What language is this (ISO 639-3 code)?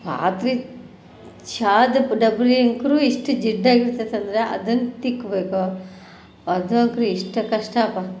kan